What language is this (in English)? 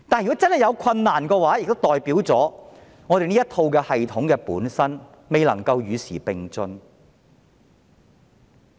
Cantonese